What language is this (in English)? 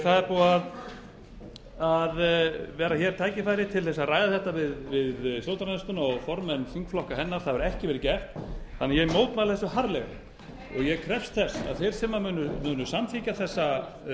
Icelandic